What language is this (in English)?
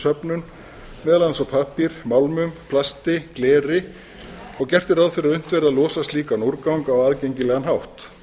Icelandic